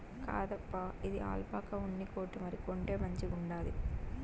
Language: Telugu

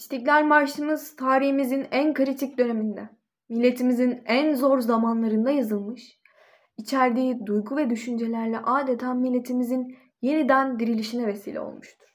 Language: Turkish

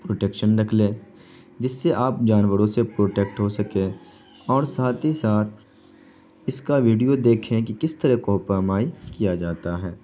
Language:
Urdu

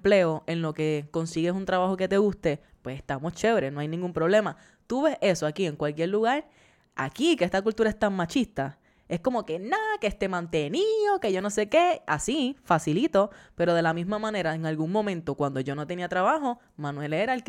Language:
Spanish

